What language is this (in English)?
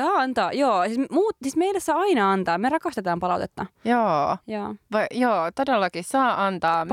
Finnish